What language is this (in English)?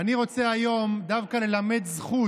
Hebrew